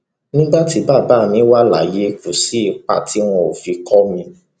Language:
Yoruba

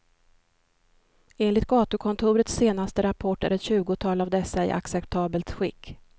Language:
Swedish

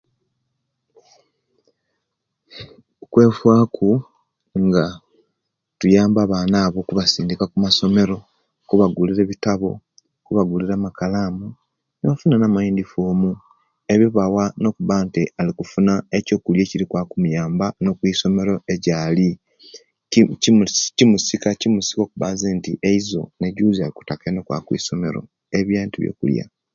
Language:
Kenyi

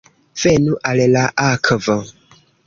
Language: Esperanto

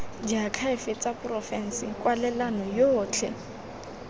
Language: Tswana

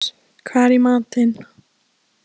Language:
Icelandic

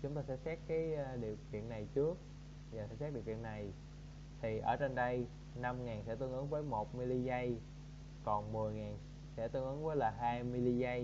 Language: Vietnamese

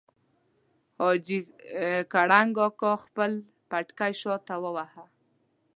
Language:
Pashto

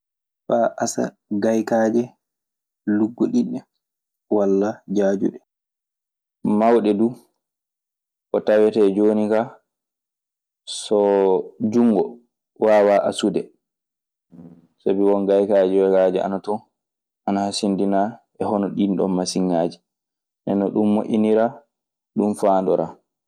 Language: Maasina Fulfulde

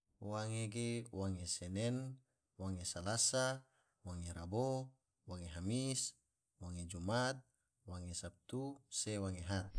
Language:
Tidore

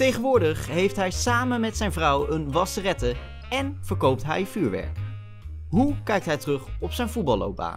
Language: Dutch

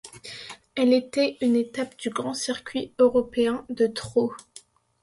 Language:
French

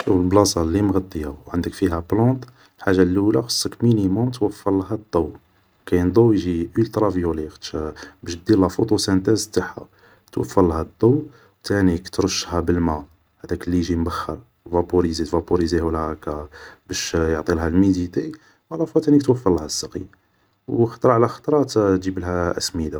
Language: Algerian Arabic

